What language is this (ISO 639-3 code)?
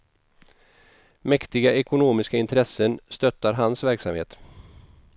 swe